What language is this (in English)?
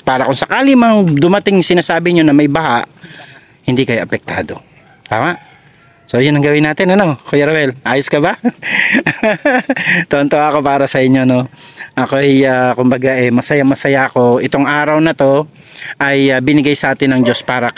Filipino